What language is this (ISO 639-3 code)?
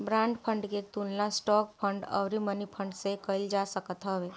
bho